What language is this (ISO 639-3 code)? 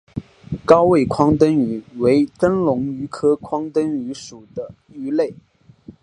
zho